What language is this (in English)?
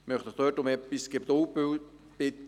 Swiss German